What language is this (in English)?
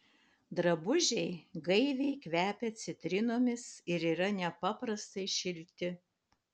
Lithuanian